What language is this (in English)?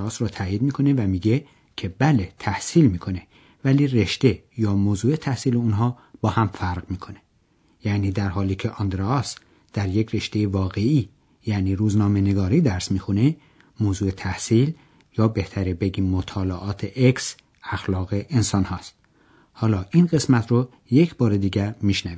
Persian